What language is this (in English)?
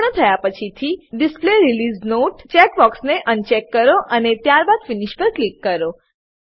Gujarati